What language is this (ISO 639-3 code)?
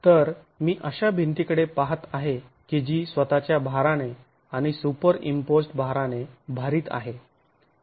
mar